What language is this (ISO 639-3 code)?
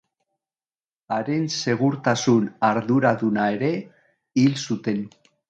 eus